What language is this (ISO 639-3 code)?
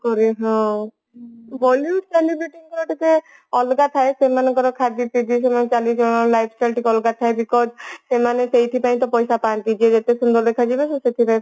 ori